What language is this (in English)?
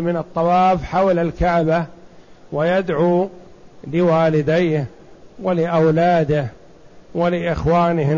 Arabic